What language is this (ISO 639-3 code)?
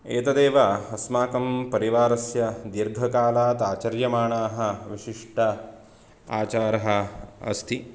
san